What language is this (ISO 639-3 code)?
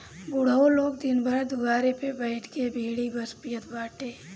bho